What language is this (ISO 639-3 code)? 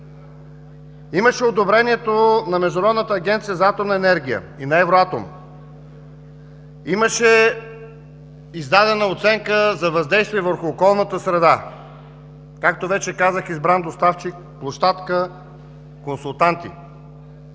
bul